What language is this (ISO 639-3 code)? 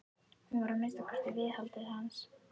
isl